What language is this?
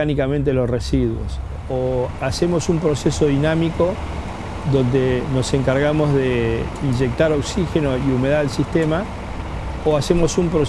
Spanish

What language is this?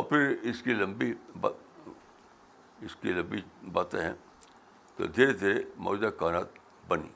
Urdu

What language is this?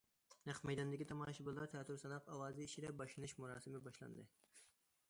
Uyghur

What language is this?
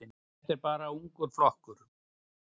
Icelandic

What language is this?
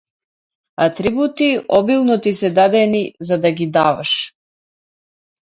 Macedonian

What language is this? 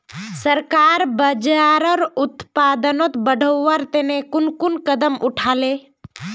Magahi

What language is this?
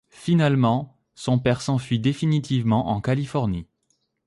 French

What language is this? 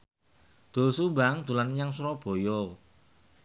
Javanese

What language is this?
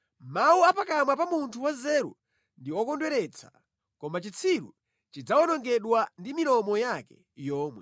Nyanja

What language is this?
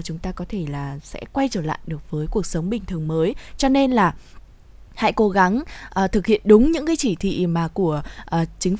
Vietnamese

